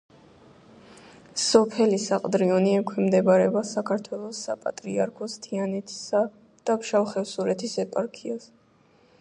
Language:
Georgian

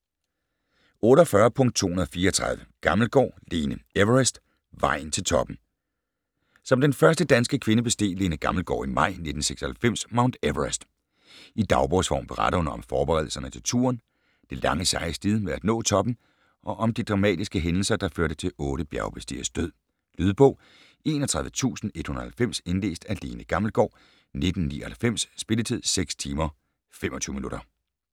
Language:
Danish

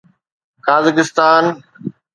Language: Sindhi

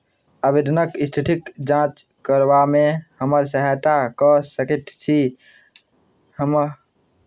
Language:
Maithili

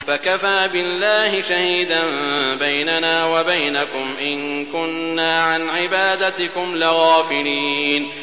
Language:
Arabic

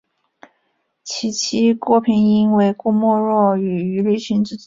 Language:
Chinese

